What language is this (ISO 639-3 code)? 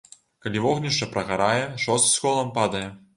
bel